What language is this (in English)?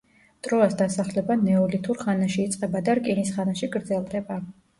Georgian